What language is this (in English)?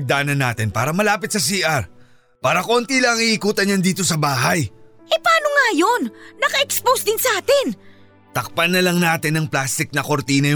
Filipino